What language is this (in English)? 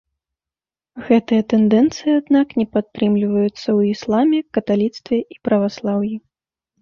Belarusian